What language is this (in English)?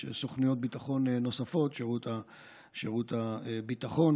Hebrew